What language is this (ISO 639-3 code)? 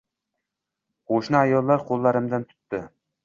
uzb